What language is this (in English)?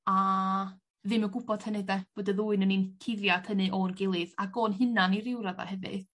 Welsh